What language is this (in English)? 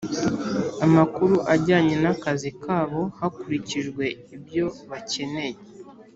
Kinyarwanda